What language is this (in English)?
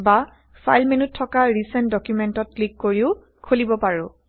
Assamese